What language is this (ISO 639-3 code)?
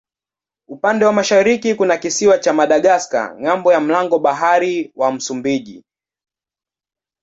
swa